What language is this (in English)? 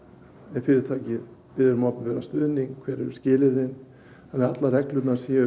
Icelandic